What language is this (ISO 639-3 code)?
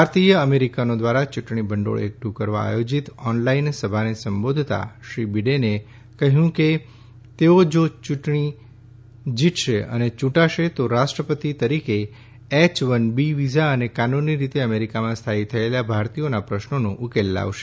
guj